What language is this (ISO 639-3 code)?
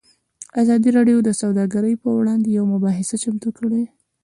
pus